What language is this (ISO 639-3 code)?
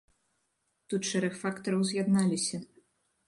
bel